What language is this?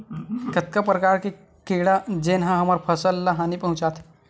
Chhattisgarhi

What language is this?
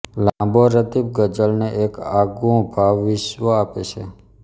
Gujarati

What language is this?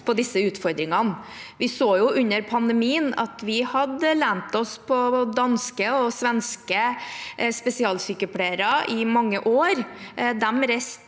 Norwegian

